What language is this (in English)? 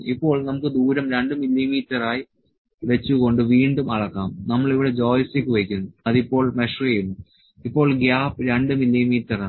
Malayalam